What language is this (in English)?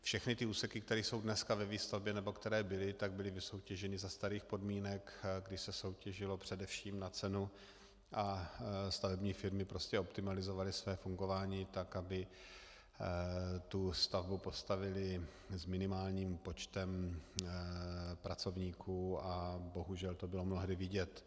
Czech